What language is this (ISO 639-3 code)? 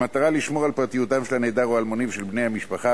heb